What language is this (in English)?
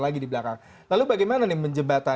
Indonesian